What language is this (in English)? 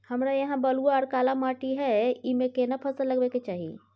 Maithili